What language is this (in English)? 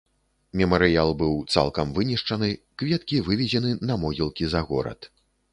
Belarusian